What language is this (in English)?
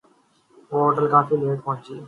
Urdu